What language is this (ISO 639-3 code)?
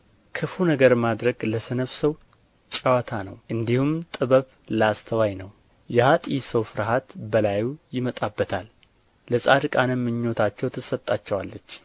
amh